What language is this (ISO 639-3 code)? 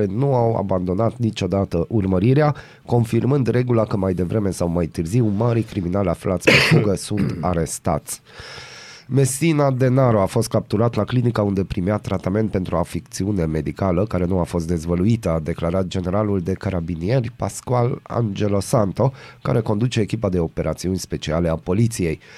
ron